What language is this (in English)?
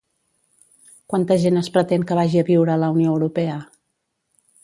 Catalan